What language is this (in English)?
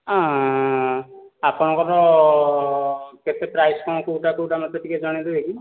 Odia